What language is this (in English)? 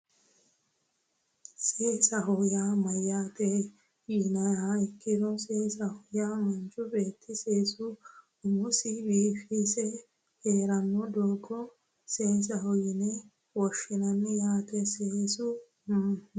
Sidamo